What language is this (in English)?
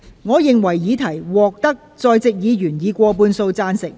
Cantonese